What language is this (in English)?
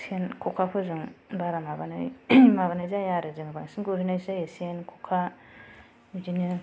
Bodo